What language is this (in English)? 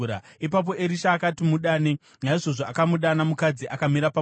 Shona